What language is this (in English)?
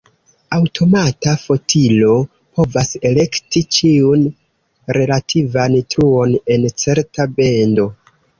Esperanto